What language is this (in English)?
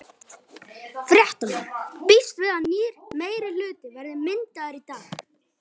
Icelandic